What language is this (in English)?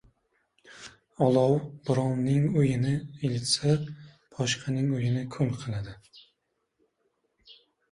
Uzbek